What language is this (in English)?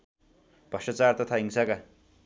Nepali